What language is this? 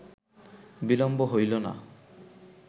Bangla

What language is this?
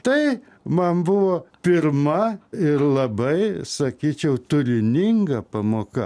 Lithuanian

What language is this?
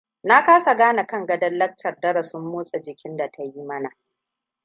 Hausa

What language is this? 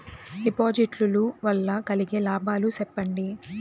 Telugu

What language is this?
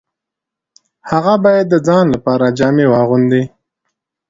Pashto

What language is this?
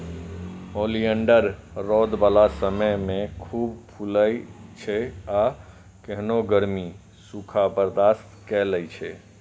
Maithili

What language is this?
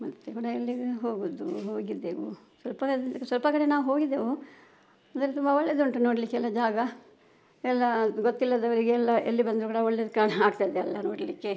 Kannada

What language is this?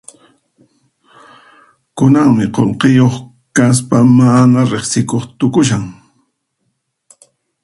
Puno Quechua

